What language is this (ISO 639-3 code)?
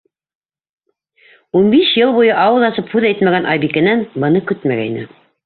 bak